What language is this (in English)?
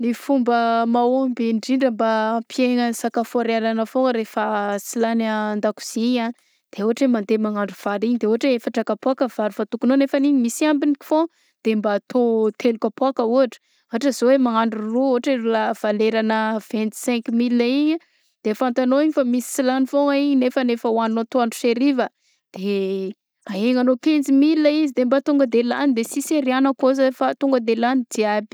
Southern Betsimisaraka Malagasy